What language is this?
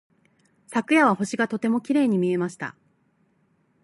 Japanese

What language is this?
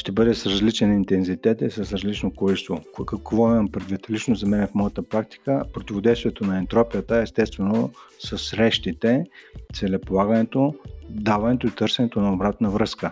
Bulgarian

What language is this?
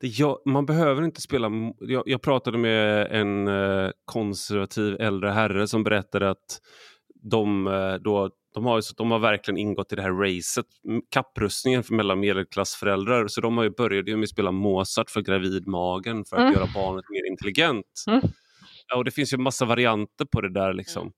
Swedish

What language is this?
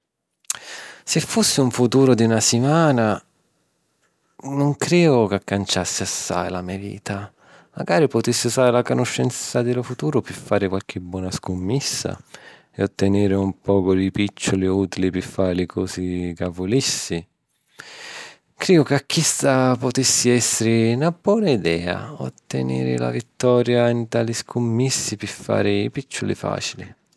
Sicilian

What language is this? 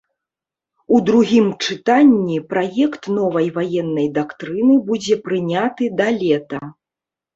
Belarusian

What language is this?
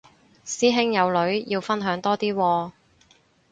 Cantonese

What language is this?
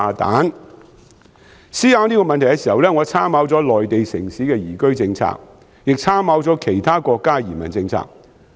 Cantonese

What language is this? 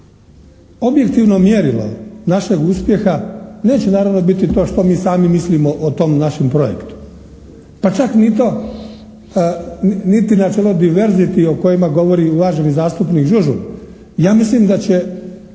Croatian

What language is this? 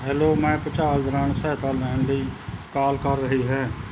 Punjabi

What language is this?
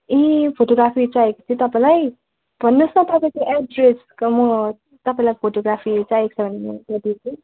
Nepali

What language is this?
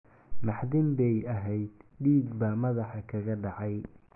Somali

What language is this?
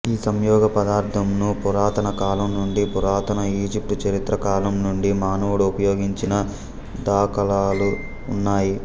Telugu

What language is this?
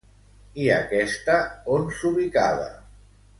Catalan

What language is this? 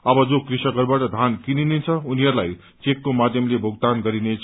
Nepali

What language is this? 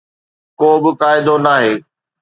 Sindhi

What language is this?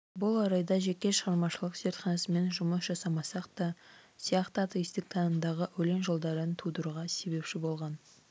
Kazakh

